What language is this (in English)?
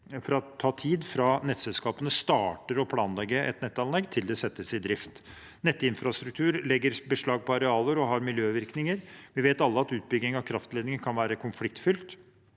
Norwegian